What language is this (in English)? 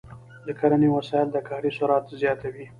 Pashto